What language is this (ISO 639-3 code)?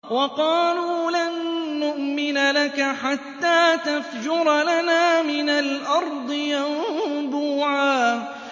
ara